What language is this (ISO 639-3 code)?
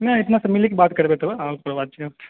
mai